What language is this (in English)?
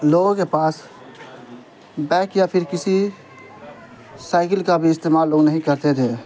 Urdu